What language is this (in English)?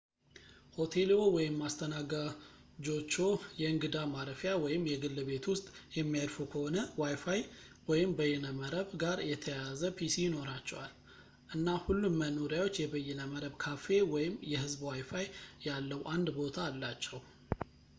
Amharic